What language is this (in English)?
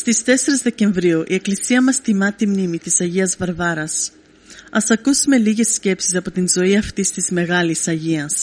Greek